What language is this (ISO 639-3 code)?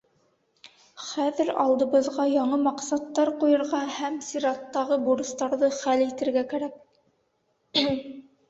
bak